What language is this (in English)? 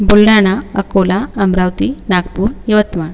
Marathi